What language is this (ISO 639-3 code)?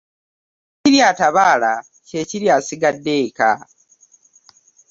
lug